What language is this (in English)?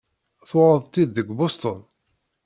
Kabyle